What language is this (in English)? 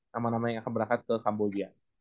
Indonesian